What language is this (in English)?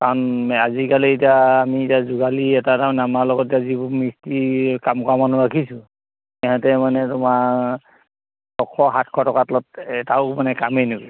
Assamese